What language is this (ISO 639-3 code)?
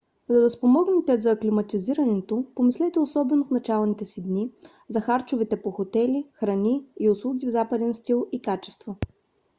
bul